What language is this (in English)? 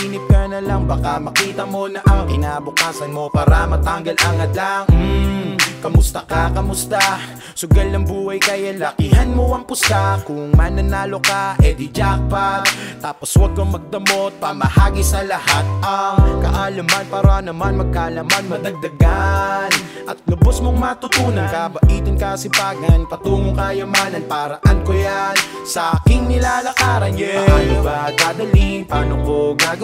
Dutch